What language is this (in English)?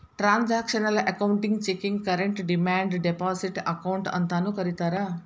Kannada